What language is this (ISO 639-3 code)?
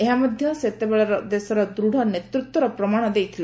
ori